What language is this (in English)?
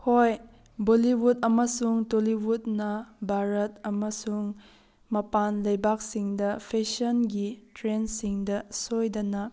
Manipuri